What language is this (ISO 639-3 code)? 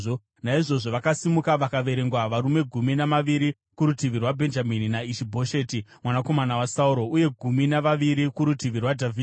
sna